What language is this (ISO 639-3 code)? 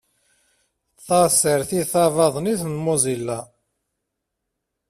kab